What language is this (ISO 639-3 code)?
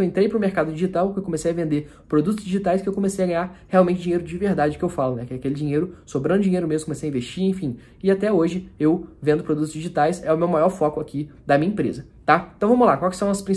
por